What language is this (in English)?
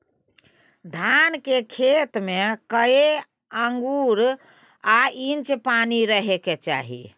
Maithili